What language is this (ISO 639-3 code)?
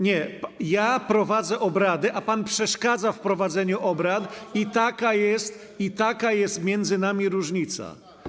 pol